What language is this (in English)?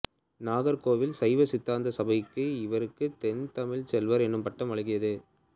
Tamil